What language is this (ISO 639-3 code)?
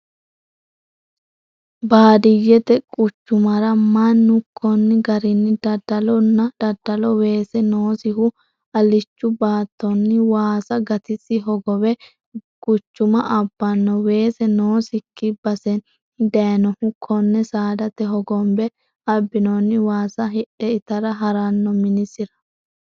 sid